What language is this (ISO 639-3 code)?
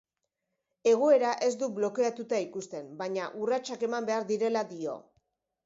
eus